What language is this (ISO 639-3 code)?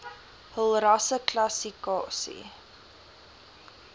afr